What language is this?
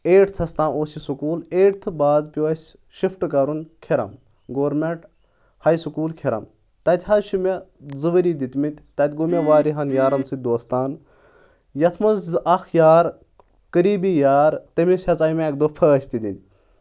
Kashmiri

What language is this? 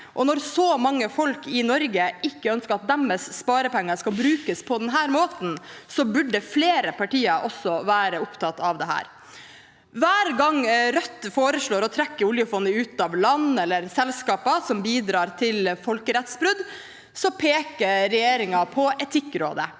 Norwegian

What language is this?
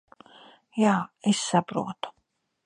Latvian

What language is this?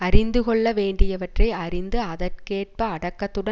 Tamil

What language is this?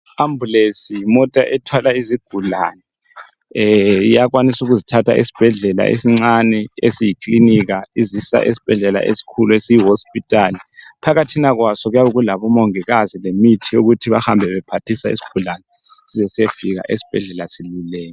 North Ndebele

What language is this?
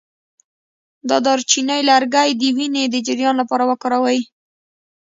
Pashto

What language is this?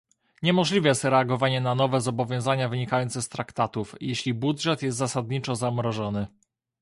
Polish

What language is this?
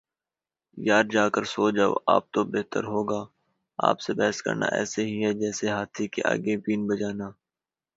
Urdu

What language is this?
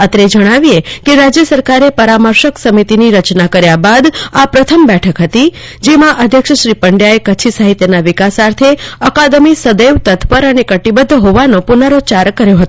Gujarati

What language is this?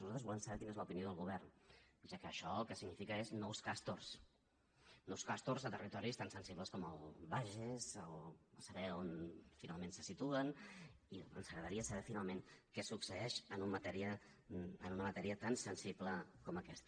Catalan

